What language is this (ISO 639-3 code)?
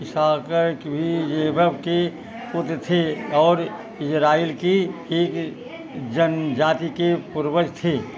hin